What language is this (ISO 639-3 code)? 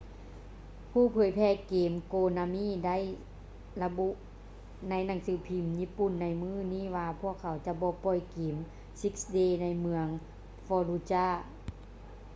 lao